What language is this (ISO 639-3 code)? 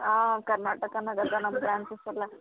kan